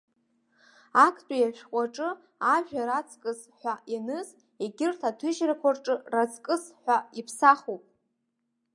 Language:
Abkhazian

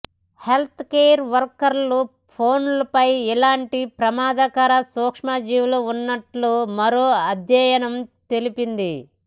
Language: Telugu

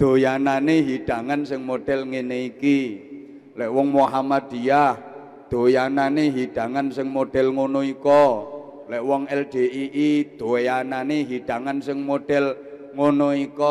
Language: Indonesian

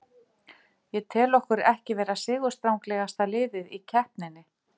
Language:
Icelandic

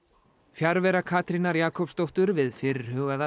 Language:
Icelandic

